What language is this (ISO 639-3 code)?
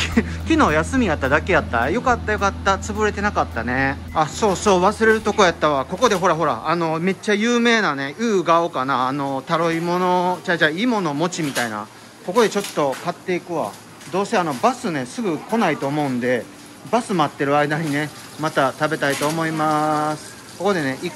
jpn